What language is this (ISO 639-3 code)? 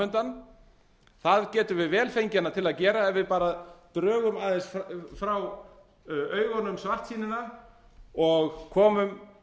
isl